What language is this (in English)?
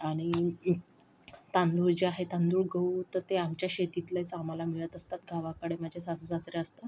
Marathi